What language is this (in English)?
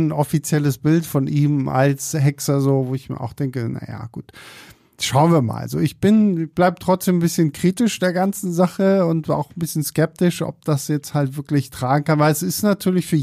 German